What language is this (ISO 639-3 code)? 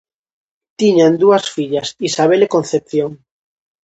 glg